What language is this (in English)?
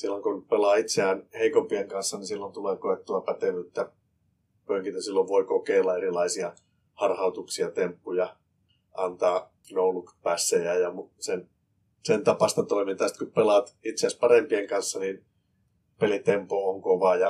Finnish